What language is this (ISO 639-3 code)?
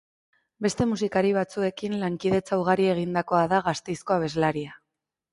eus